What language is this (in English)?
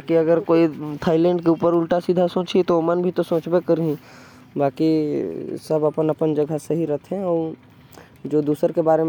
Korwa